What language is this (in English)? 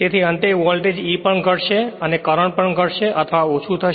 Gujarati